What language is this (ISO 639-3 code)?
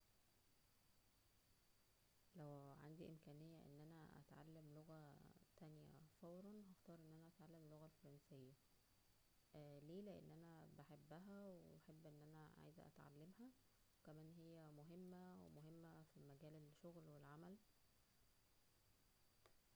arz